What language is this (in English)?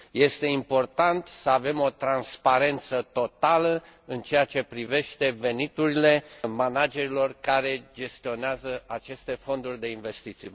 Romanian